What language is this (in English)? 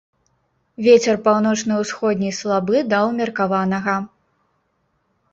Belarusian